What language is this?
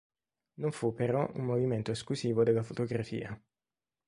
Italian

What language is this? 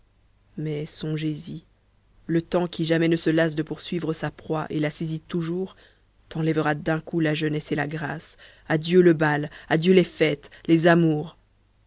French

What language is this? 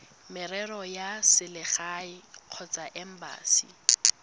Tswana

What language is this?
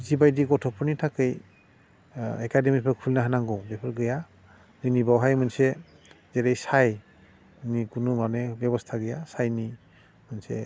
Bodo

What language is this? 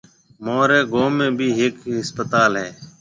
Marwari (Pakistan)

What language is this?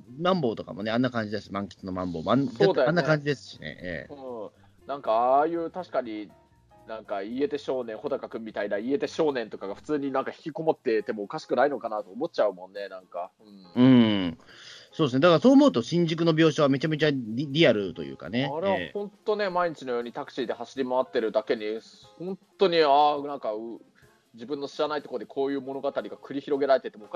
Japanese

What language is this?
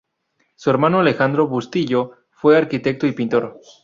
Spanish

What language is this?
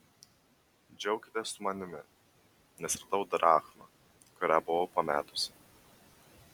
Lithuanian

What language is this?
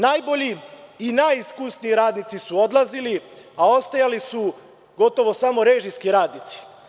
Serbian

